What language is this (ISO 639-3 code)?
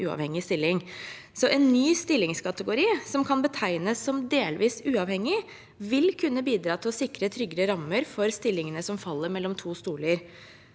nor